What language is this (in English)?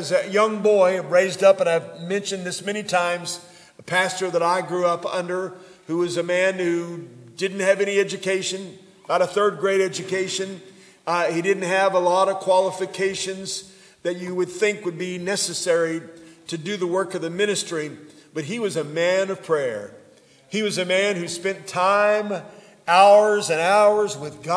English